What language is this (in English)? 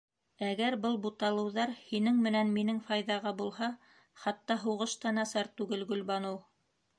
Bashkir